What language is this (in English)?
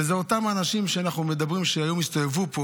Hebrew